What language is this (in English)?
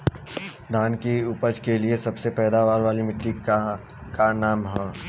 Bhojpuri